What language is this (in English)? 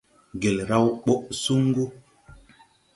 Tupuri